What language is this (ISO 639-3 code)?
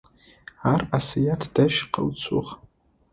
ady